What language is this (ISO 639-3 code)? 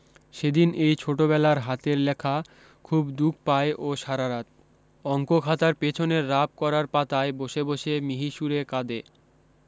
ben